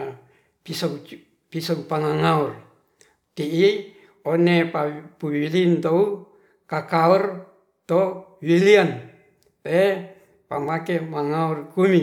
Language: Ratahan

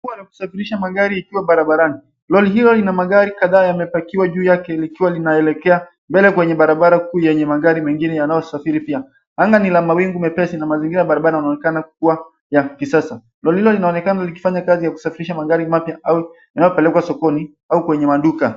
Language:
Swahili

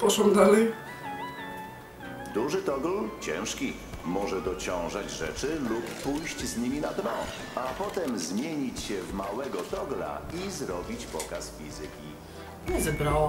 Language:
Polish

